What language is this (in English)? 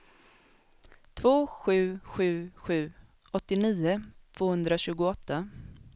Swedish